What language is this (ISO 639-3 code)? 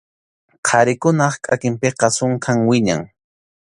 qxu